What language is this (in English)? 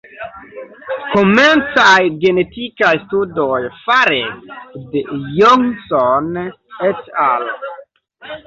Esperanto